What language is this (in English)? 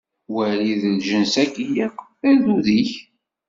Kabyle